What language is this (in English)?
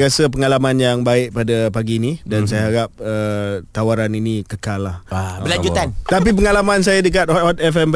Malay